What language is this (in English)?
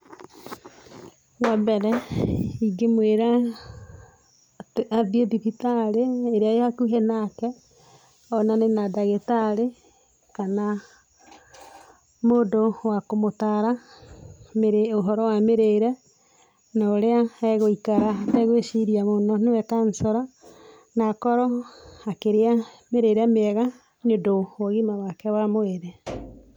Kikuyu